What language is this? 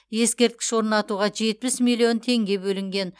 Kazakh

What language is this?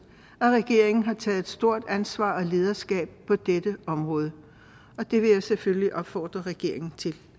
Danish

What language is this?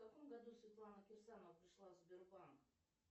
Russian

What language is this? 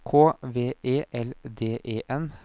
Norwegian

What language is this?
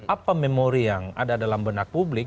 Indonesian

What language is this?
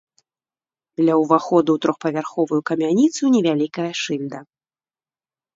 Belarusian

